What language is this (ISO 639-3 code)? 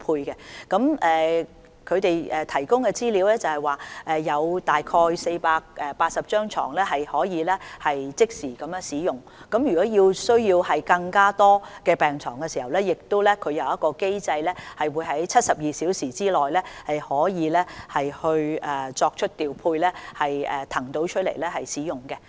yue